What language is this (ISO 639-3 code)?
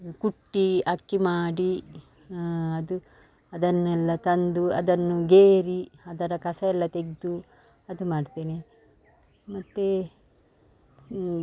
kan